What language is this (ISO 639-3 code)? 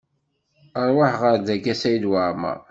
kab